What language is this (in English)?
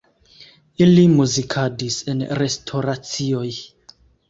Esperanto